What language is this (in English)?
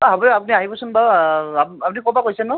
Assamese